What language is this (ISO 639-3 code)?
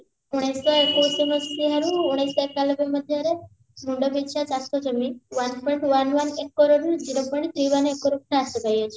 ori